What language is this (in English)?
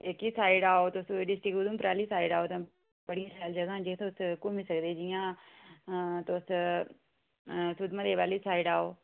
Dogri